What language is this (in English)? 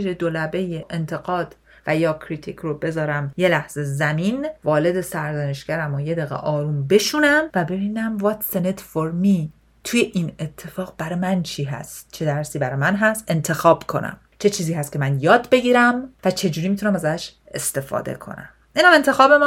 Persian